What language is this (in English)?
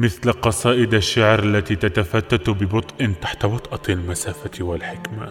Arabic